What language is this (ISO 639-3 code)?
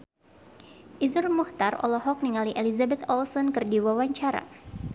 sun